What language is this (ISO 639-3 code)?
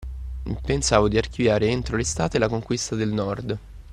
ita